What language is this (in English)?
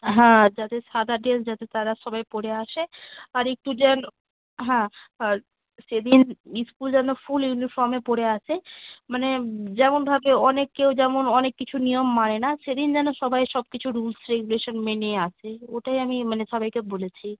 Bangla